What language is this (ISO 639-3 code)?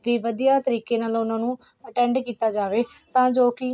pan